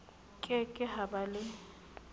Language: Southern Sotho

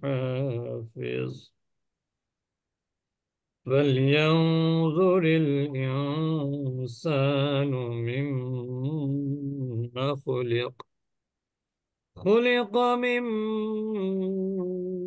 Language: Arabic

